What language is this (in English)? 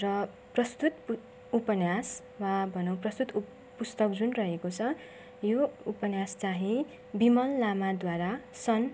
Nepali